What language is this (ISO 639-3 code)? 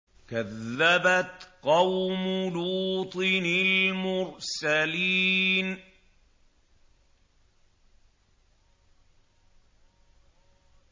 ara